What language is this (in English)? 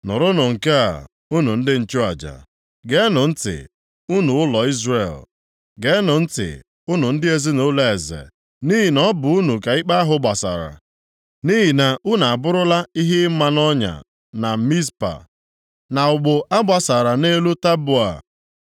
Igbo